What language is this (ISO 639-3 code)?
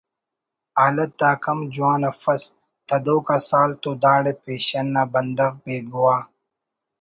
brh